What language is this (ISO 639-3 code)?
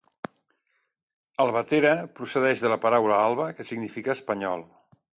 cat